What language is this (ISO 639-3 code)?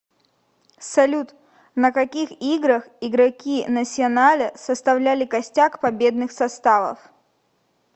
rus